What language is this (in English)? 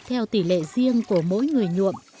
Vietnamese